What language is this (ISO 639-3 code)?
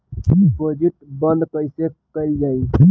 bho